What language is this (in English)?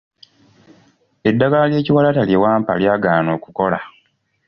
Ganda